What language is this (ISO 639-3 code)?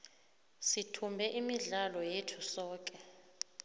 nbl